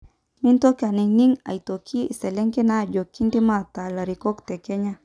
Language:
Masai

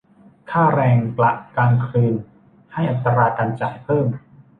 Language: Thai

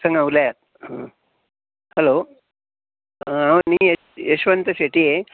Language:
Konkani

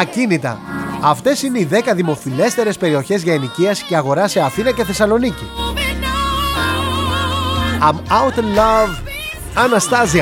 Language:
Greek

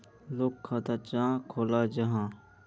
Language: Magahi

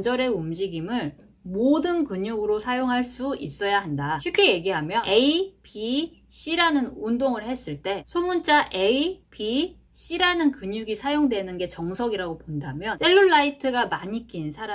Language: Korean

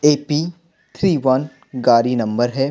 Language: Hindi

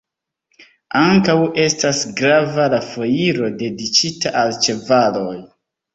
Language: Esperanto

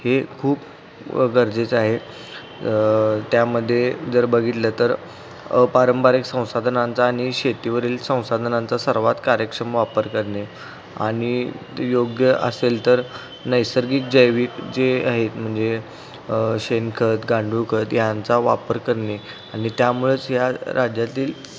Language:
Marathi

